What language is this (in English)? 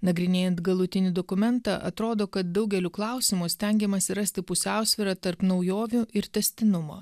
Lithuanian